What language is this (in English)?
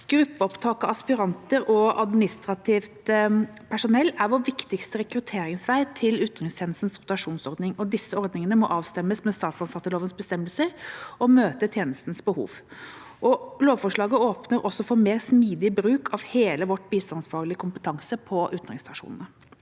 Norwegian